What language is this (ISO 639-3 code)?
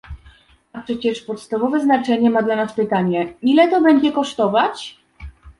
pol